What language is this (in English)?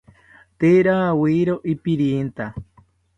South Ucayali Ashéninka